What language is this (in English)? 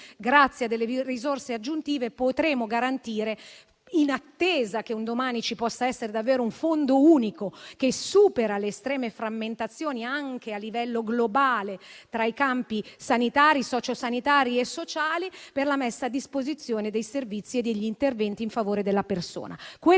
Italian